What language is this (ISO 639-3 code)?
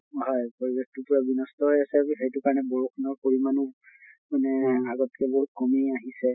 asm